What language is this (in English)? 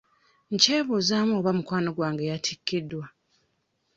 Ganda